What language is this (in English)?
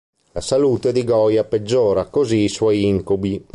Italian